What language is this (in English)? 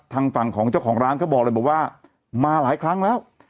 Thai